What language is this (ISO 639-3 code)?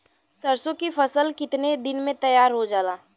bho